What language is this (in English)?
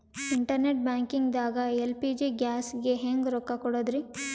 Kannada